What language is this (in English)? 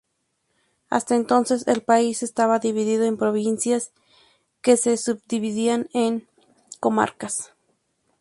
Spanish